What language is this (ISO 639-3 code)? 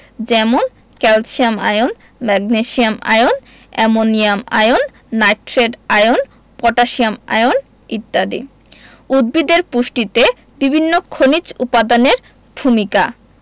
ben